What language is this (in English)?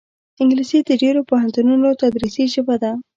Pashto